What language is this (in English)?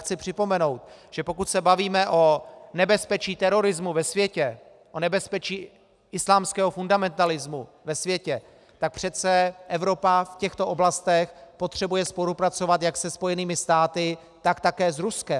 Czech